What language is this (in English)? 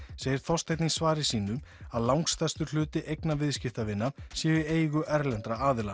Icelandic